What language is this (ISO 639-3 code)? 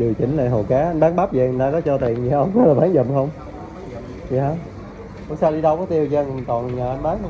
vie